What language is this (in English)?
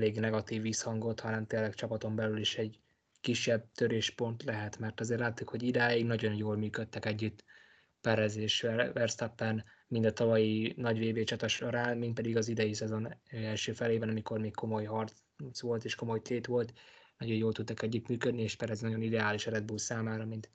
Hungarian